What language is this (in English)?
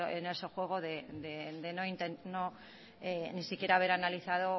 Spanish